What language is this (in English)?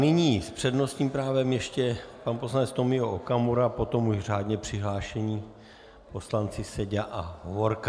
Czech